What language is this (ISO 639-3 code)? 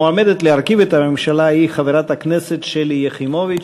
heb